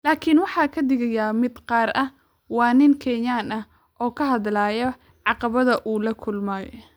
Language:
Somali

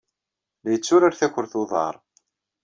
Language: Kabyle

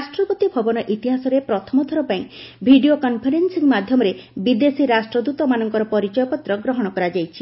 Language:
Odia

